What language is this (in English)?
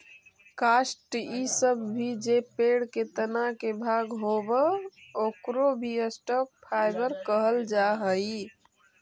Magahi